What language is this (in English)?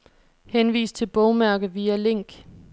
Danish